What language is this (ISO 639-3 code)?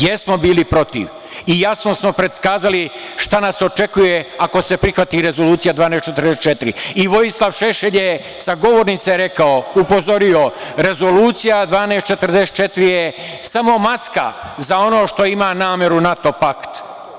srp